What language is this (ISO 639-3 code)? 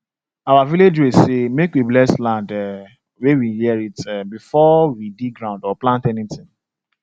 pcm